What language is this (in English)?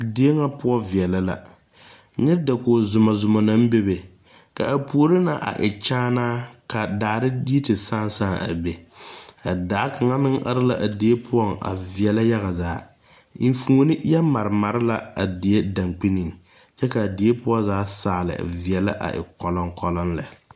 Southern Dagaare